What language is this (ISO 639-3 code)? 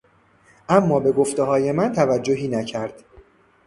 fas